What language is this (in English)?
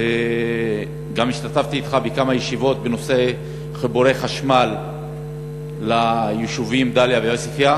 Hebrew